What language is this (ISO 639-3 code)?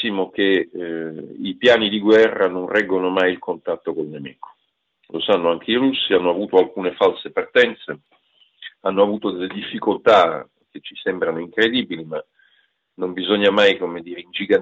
ita